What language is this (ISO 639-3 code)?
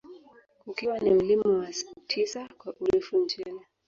swa